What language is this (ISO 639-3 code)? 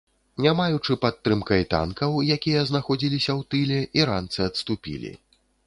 bel